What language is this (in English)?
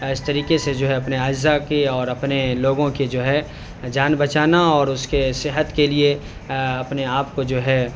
Urdu